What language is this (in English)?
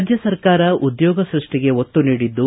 Kannada